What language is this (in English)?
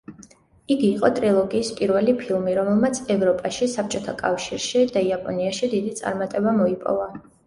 Georgian